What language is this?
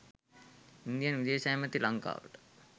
Sinhala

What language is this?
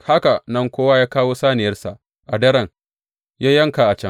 Hausa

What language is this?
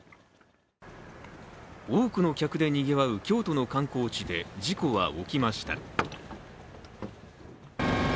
Japanese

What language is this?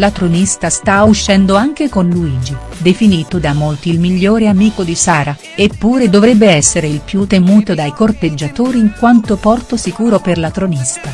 Italian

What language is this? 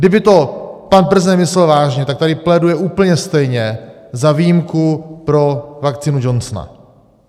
Czech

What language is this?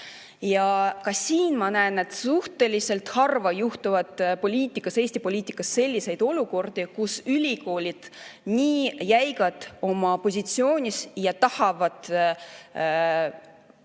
Estonian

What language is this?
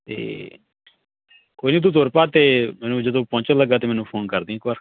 Punjabi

